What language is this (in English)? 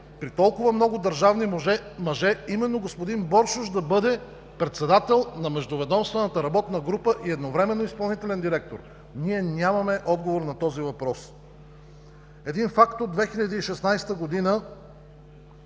Bulgarian